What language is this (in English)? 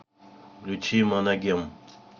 Russian